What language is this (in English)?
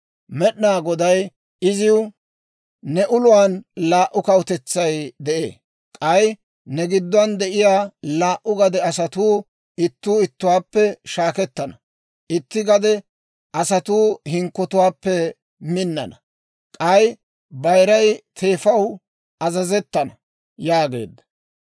Dawro